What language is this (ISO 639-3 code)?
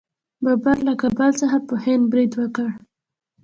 pus